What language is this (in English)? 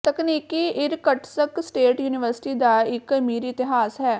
Punjabi